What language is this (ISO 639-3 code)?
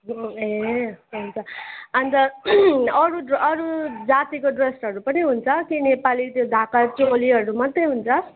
nep